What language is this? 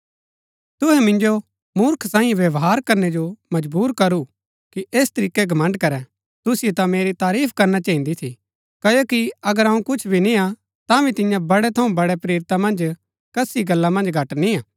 Gaddi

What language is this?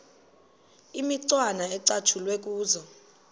Xhosa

